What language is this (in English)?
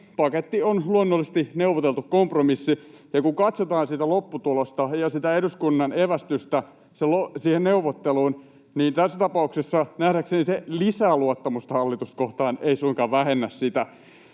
Finnish